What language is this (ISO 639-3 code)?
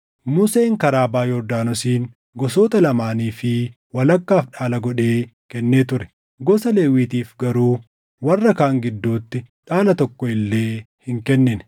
orm